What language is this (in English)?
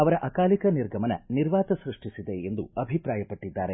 Kannada